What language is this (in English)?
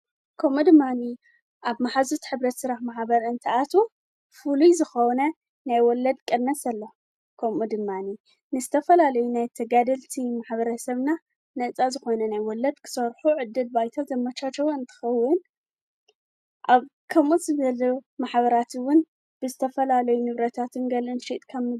Tigrinya